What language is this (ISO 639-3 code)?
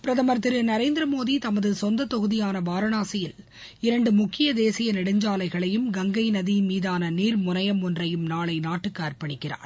tam